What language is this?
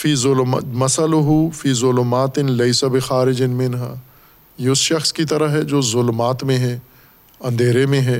Urdu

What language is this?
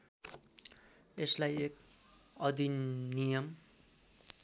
Nepali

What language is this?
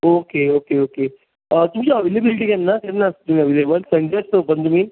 Konkani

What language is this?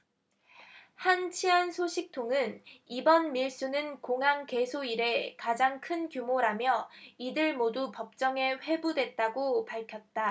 Korean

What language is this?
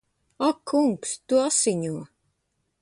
Latvian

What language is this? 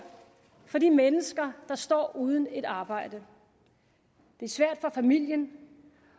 Danish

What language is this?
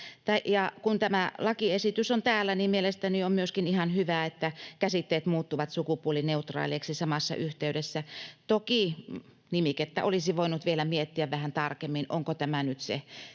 Finnish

